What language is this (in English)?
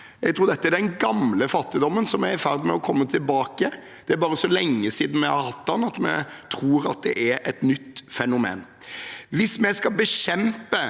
Norwegian